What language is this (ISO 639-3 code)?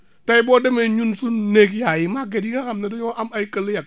wol